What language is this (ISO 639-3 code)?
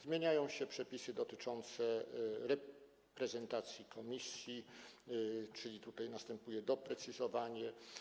pol